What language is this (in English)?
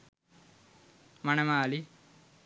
Sinhala